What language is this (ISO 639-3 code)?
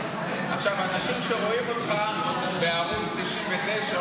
heb